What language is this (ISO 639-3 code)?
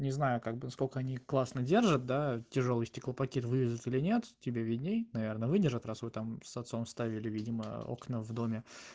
rus